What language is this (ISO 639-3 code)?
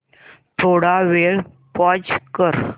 mar